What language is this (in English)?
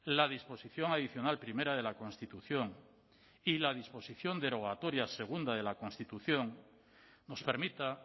Spanish